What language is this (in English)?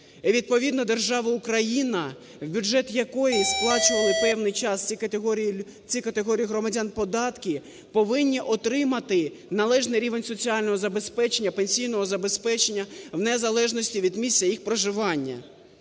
Ukrainian